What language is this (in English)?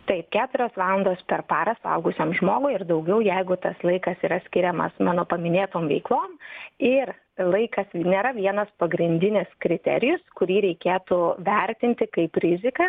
Lithuanian